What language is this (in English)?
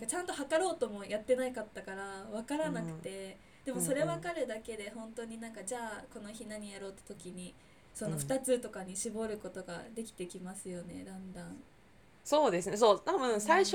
Japanese